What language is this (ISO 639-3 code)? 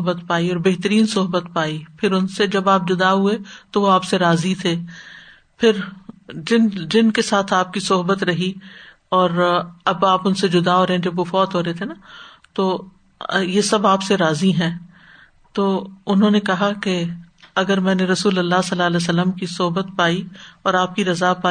urd